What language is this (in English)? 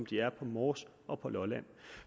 Danish